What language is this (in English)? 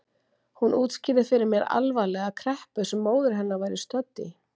Icelandic